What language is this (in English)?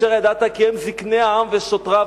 Hebrew